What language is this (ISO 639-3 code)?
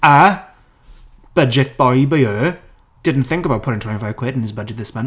cym